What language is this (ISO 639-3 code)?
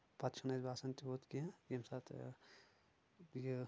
kas